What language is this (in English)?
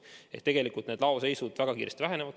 Estonian